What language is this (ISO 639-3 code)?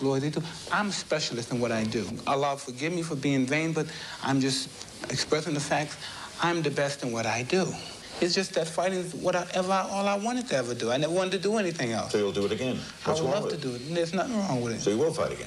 swe